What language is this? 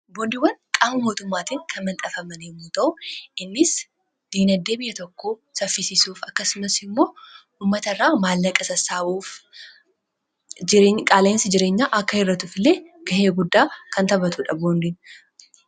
Oromo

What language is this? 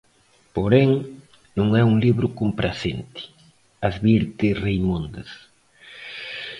Galician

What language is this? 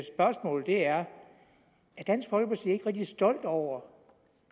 Danish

